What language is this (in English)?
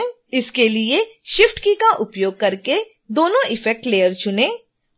Hindi